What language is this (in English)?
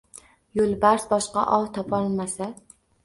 Uzbek